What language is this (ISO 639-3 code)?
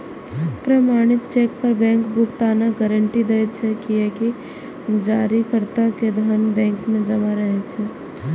mai